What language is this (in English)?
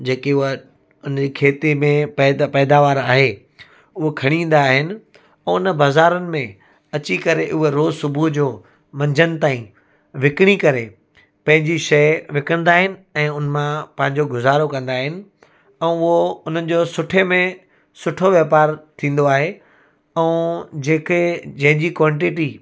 Sindhi